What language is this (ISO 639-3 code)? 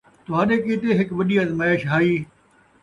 skr